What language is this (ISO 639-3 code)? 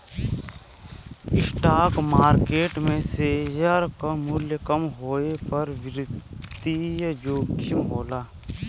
bho